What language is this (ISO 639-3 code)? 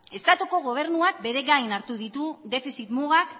eus